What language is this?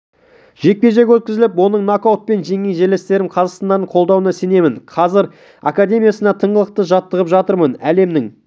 Kazakh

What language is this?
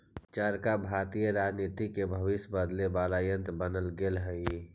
Magahi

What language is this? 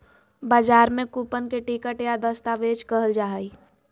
Magahi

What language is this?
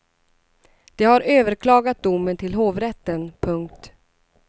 Swedish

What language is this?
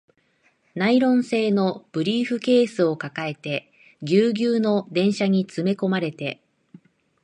Japanese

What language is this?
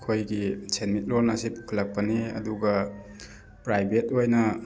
Manipuri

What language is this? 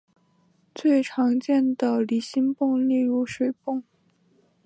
Chinese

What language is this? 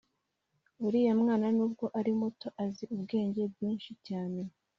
Kinyarwanda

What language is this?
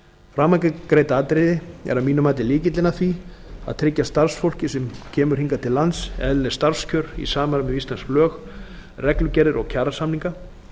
Icelandic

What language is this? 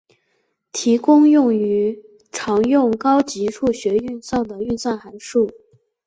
Chinese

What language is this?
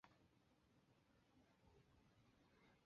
Chinese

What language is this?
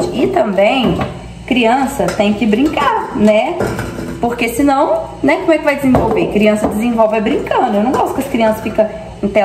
Portuguese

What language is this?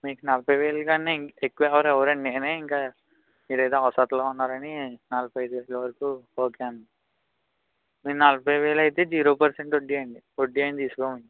Telugu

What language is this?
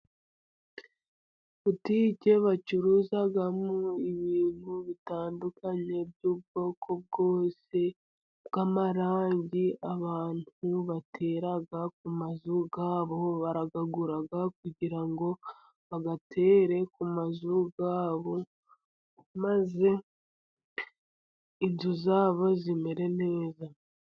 Kinyarwanda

